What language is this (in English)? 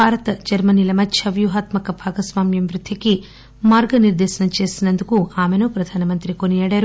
Telugu